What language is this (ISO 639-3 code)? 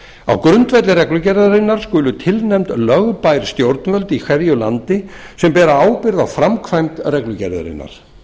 isl